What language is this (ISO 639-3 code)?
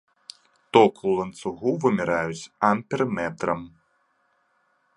bel